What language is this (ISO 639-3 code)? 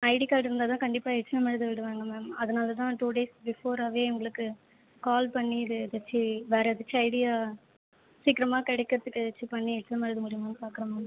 tam